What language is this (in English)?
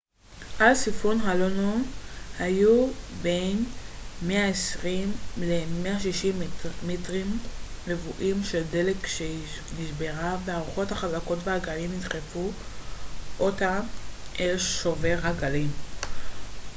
Hebrew